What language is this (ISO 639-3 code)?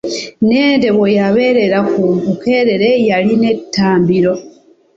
lug